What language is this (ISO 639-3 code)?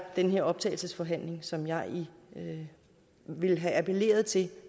dan